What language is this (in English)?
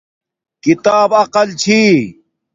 Domaaki